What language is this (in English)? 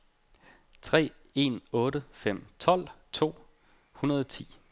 Danish